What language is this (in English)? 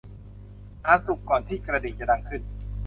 Thai